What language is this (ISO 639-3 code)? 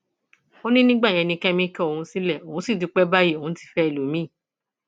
yor